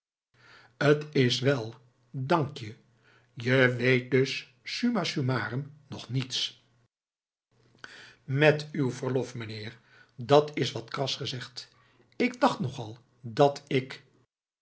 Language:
Dutch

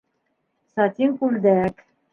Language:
Bashkir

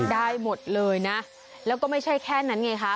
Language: Thai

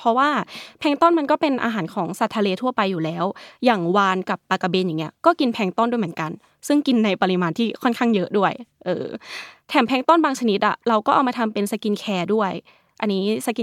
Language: Thai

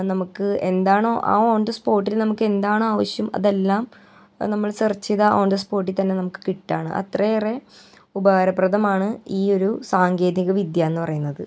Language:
Malayalam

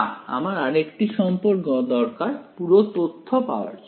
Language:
Bangla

